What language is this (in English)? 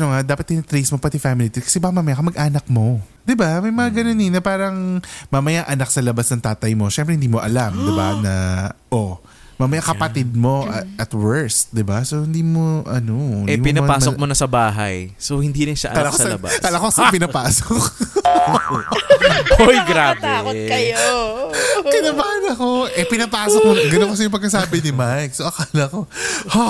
Filipino